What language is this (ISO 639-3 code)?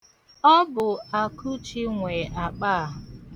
ibo